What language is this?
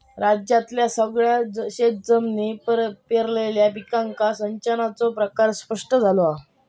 Marathi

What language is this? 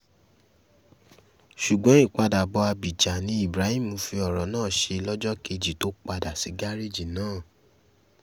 Yoruba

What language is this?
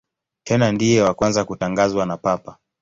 Swahili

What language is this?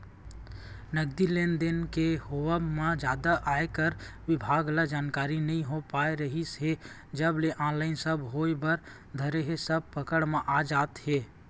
Chhattisgarhi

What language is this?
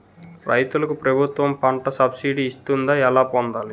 Telugu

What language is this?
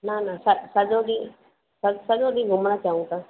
Sindhi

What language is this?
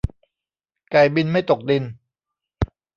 Thai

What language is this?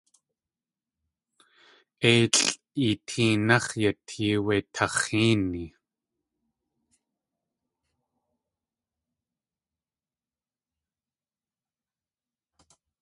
Tlingit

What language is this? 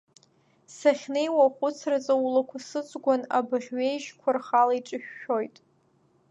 Abkhazian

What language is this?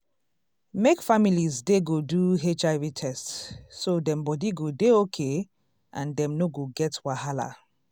Nigerian Pidgin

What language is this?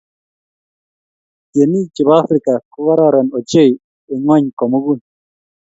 Kalenjin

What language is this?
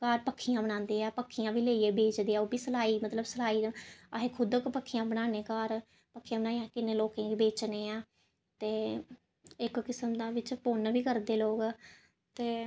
Dogri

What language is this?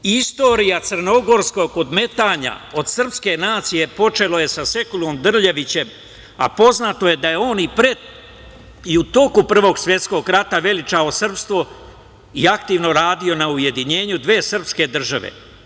Serbian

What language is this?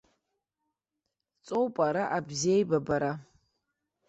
Abkhazian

